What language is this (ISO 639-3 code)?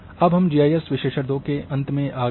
hin